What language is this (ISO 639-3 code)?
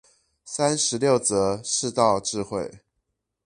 zho